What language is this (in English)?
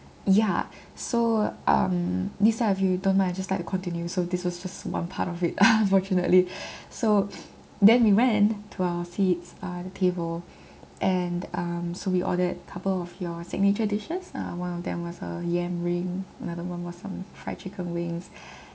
English